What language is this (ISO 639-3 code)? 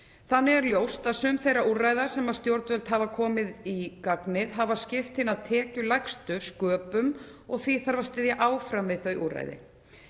isl